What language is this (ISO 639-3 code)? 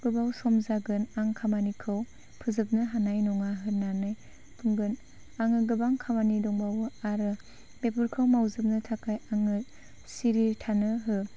brx